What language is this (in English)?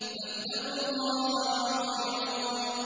Arabic